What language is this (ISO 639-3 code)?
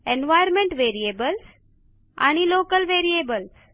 mar